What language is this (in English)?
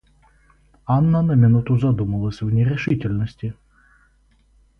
Russian